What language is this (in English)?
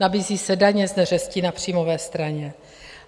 Czech